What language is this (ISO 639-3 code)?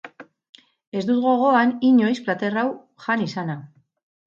eus